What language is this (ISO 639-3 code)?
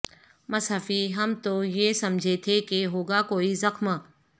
urd